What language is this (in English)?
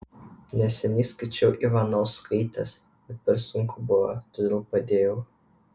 Lithuanian